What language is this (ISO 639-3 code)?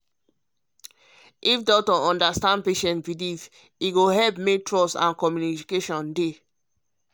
pcm